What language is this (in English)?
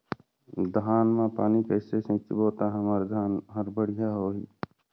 Chhattisgarhi